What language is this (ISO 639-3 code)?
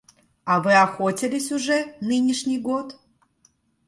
rus